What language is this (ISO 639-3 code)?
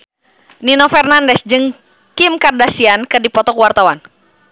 sun